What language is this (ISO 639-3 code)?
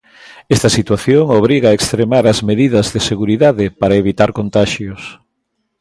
glg